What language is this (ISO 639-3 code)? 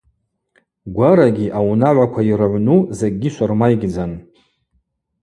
abq